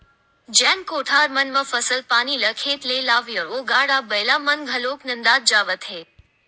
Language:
Chhattisgarhi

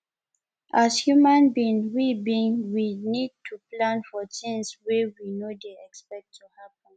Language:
Nigerian Pidgin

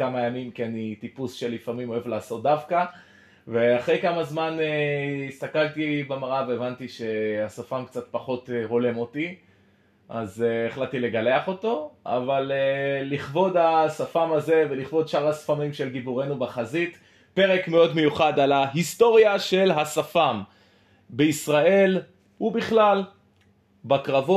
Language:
Hebrew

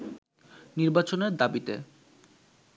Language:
Bangla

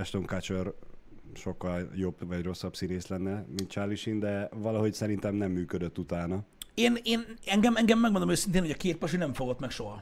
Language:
Hungarian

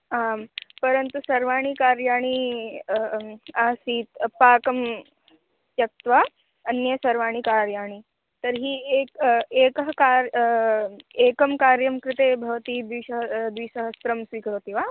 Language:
Sanskrit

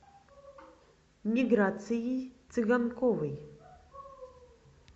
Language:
Russian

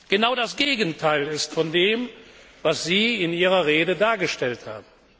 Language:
German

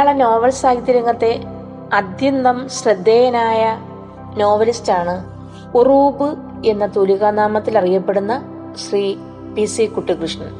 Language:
Malayalam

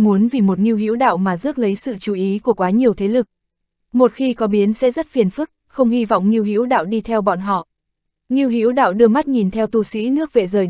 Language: Vietnamese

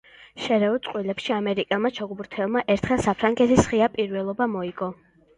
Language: Georgian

